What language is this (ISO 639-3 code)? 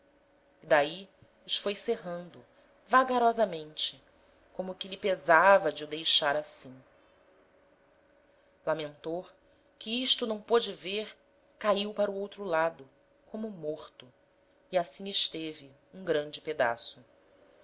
por